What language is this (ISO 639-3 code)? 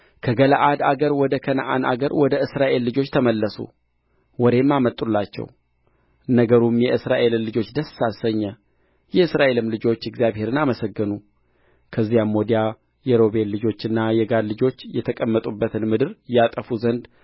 amh